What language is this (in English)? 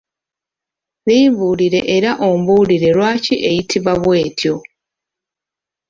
Ganda